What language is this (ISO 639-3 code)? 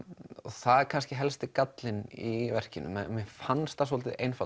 isl